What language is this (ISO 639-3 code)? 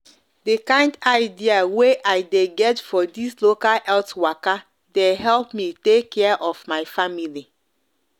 pcm